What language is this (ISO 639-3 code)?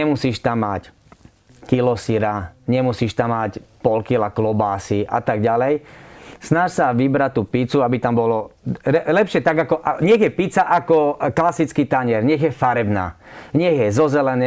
slk